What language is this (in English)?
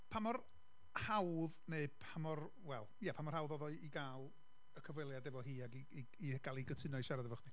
Welsh